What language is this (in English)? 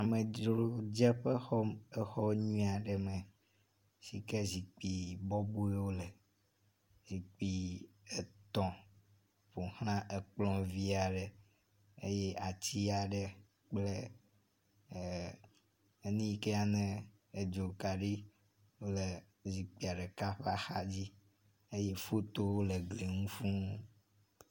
Ewe